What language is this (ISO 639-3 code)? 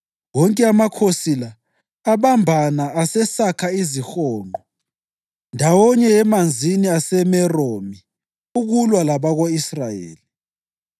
nde